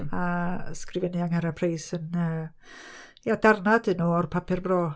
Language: Welsh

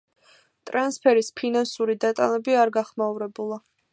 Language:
Georgian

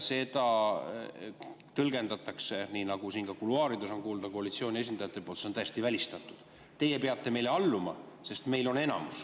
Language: Estonian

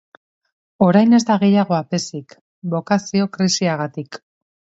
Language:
Basque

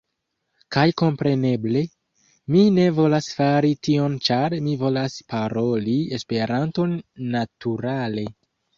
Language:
Esperanto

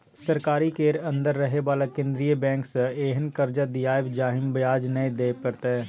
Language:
Maithili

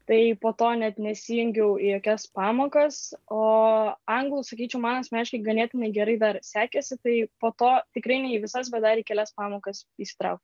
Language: Lithuanian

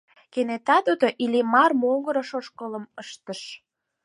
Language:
Mari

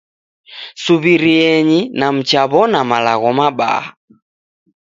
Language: Taita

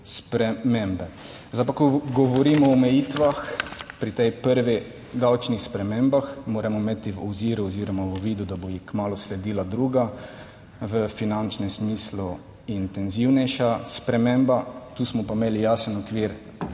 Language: Slovenian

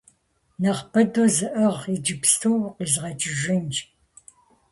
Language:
Kabardian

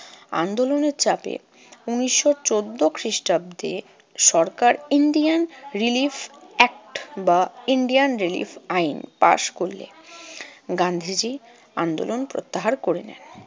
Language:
Bangla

